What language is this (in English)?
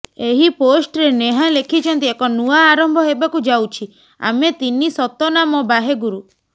Odia